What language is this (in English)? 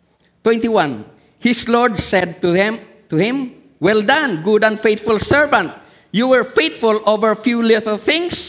Filipino